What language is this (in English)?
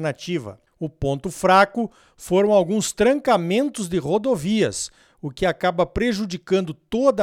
Portuguese